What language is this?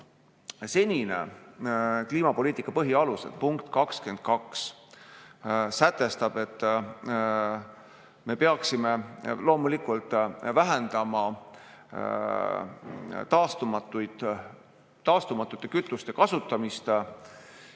Estonian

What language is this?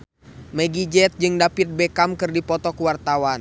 Sundanese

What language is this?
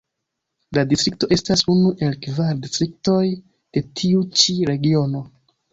Esperanto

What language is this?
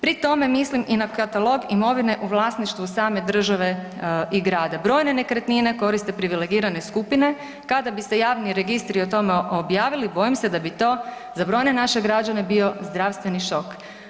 Croatian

